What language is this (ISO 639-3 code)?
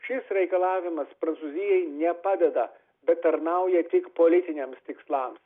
lit